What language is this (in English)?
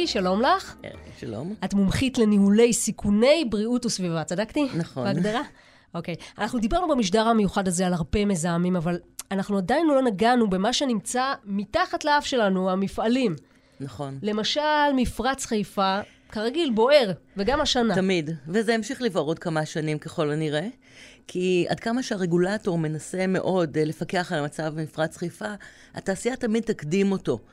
Hebrew